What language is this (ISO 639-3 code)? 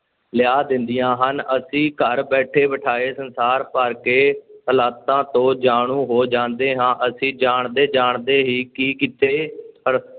pan